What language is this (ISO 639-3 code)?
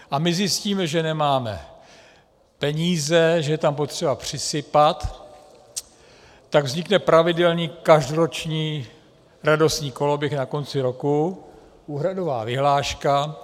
ces